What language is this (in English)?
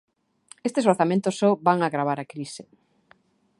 Galician